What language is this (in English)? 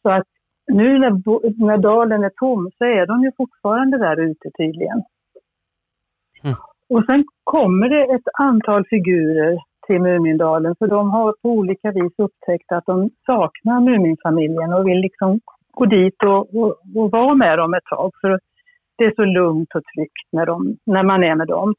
Swedish